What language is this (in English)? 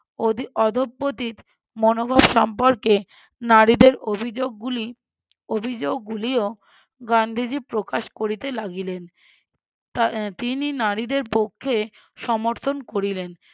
Bangla